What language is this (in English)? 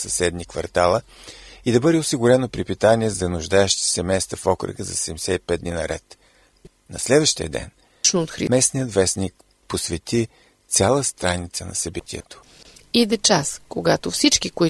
Bulgarian